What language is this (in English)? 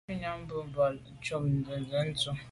Medumba